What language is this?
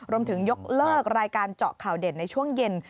Thai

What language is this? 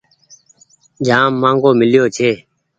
Goaria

